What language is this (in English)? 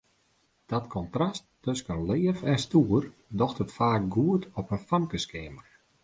Western Frisian